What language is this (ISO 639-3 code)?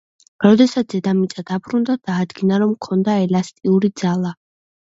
kat